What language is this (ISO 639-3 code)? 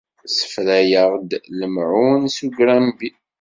kab